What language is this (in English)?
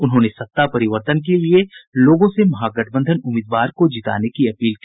Hindi